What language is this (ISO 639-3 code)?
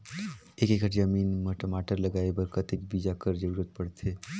hne